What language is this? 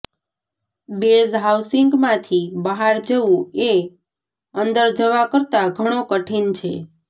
Gujarati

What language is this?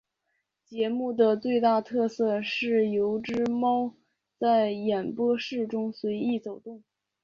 Chinese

